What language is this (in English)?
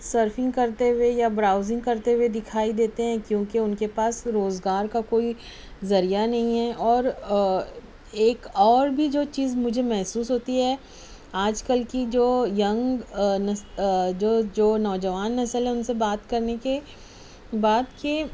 Urdu